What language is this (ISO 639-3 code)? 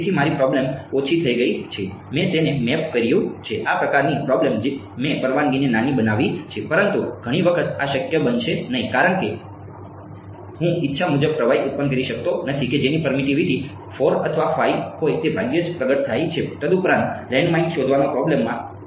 guj